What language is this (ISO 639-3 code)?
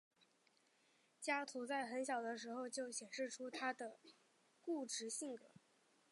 zho